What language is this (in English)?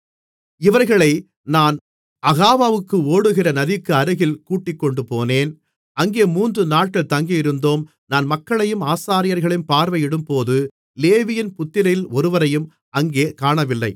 Tamil